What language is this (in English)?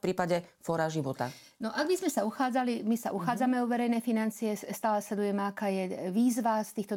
Slovak